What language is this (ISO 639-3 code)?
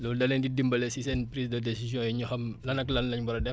wol